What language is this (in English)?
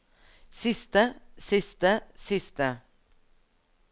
Norwegian